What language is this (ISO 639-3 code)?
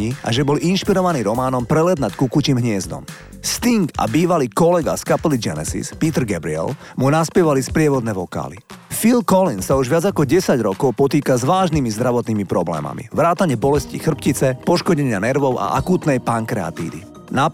slk